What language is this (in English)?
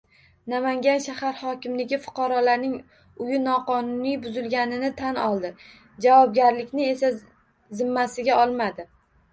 Uzbek